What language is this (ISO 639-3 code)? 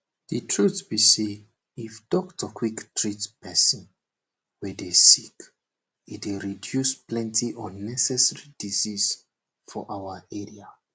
pcm